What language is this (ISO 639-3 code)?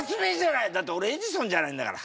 jpn